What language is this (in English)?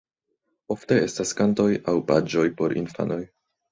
Esperanto